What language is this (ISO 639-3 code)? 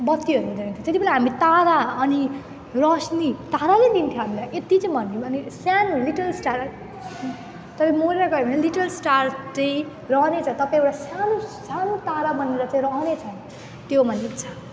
nep